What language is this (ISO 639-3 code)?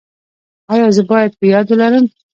pus